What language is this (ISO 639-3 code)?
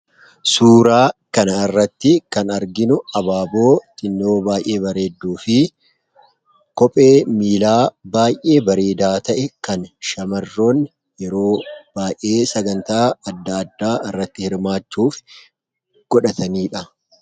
orm